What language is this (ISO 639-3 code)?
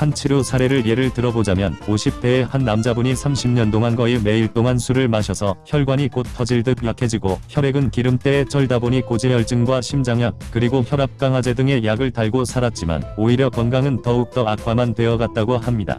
kor